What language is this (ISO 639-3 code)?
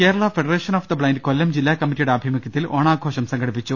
mal